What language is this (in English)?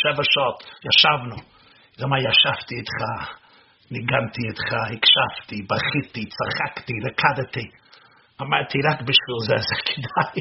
Hebrew